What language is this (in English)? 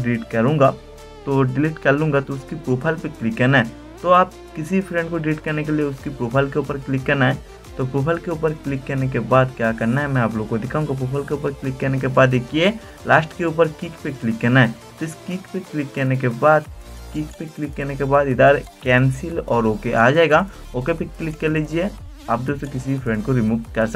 Hindi